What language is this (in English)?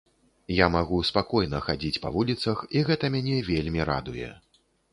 Belarusian